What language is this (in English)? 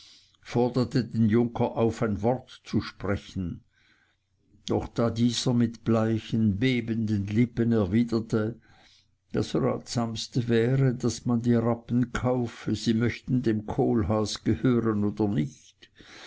German